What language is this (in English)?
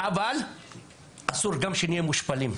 Hebrew